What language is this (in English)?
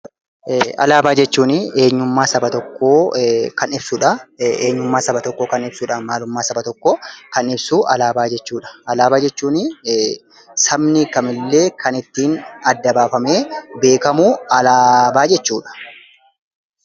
Oromo